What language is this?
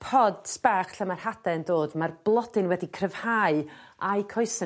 Welsh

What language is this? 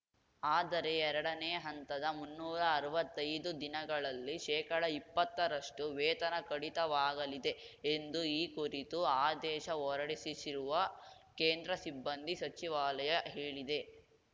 Kannada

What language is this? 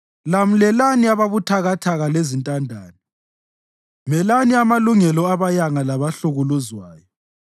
North Ndebele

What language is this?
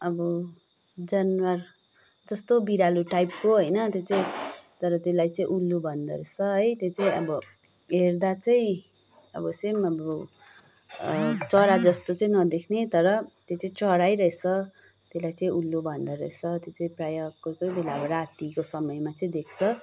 Nepali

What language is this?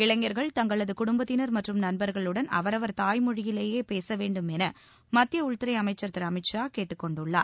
Tamil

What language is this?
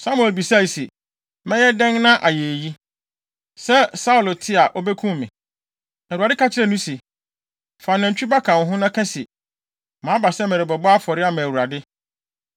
Akan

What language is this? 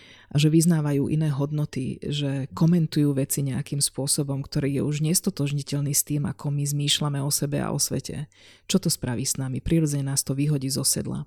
Slovak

